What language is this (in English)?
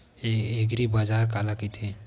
Chhattisgarhi